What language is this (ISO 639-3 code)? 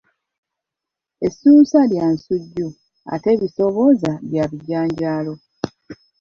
lug